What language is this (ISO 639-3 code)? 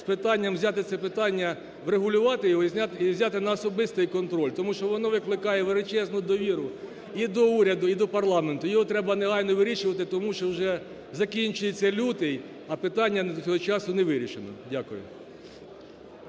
ukr